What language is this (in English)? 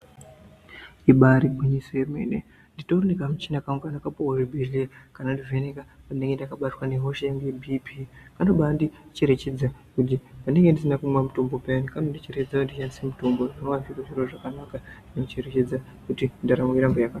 Ndau